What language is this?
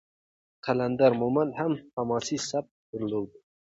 Pashto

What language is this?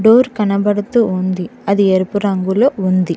Telugu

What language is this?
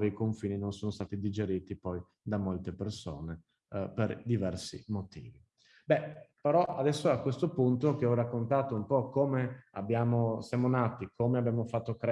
Italian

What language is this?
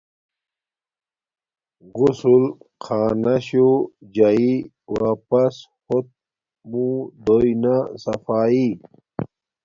Domaaki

